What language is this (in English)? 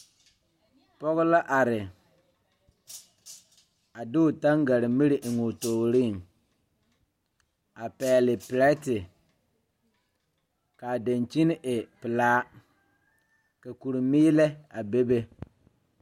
Southern Dagaare